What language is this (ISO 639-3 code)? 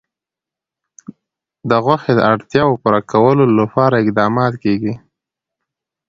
pus